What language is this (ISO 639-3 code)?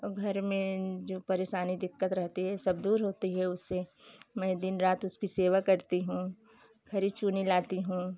hin